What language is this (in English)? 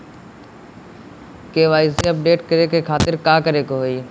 Bhojpuri